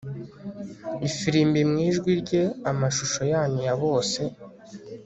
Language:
Kinyarwanda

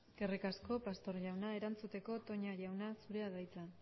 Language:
Basque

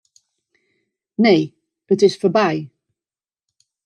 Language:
Western Frisian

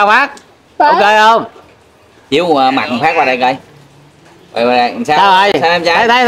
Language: Vietnamese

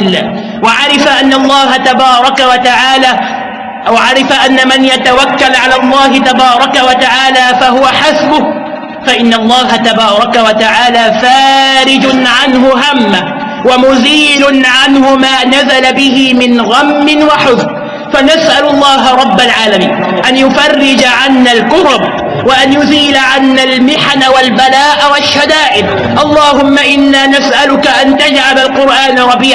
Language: Arabic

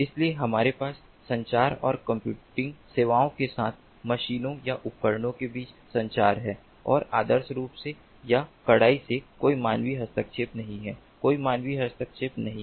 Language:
Hindi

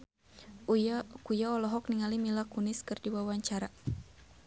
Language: Sundanese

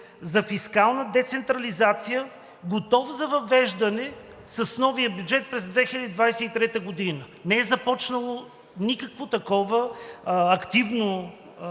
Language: Bulgarian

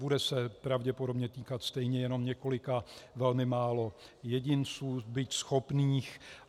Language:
Czech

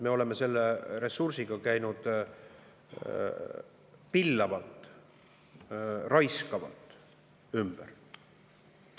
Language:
Estonian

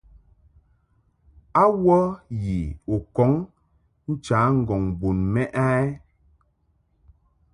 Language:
Mungaka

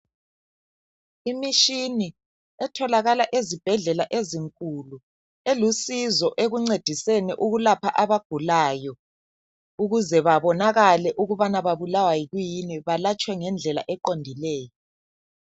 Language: North Ndebele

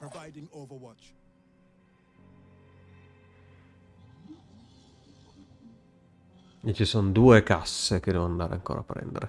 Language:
Italian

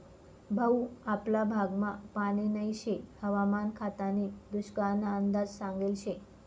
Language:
Marathi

